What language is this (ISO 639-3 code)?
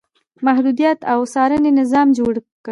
pus